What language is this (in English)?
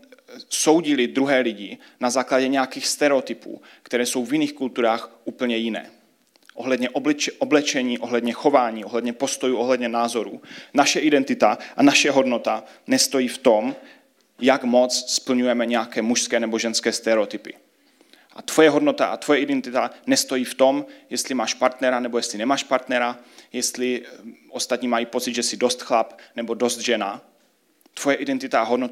Czech